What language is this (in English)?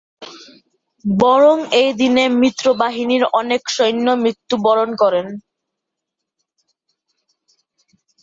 Bangla